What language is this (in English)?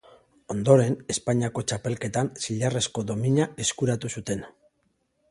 Basque